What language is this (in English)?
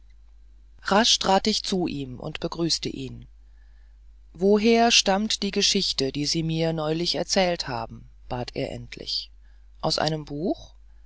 German